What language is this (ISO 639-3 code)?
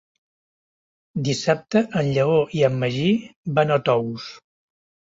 cat